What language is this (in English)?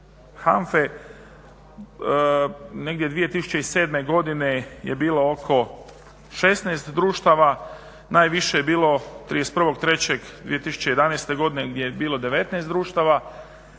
Croatian